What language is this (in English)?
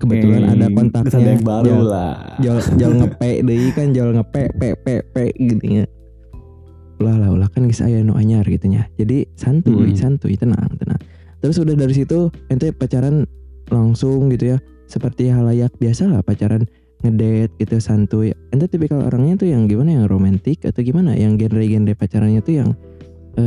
Indonesian